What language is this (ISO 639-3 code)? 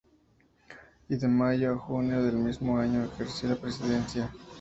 spa